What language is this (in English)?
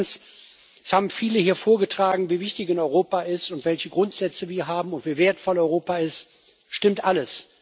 German